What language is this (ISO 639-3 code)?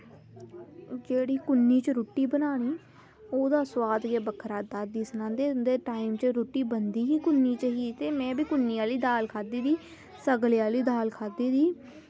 doi